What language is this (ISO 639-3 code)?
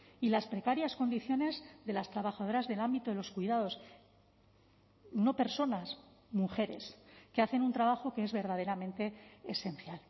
spa